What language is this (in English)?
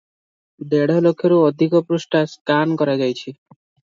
Odia